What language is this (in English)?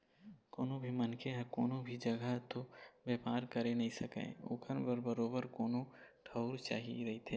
Chhattisgarhi